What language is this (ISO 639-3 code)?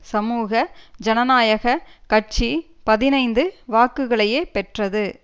tam